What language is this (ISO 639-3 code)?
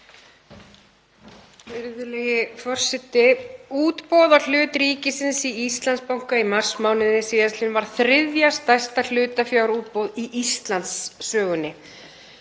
isl